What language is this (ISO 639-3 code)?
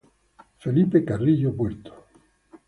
ita